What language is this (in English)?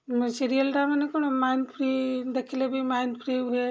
Odia